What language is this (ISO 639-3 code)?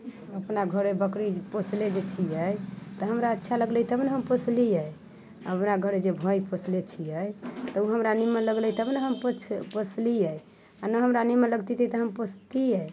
mai